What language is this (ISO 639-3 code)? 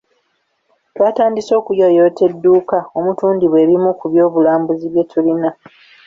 lug